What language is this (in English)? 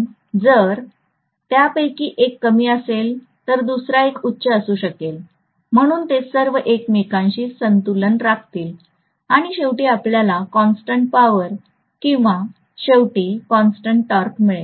Marathi